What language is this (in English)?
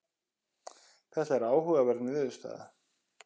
Icelandic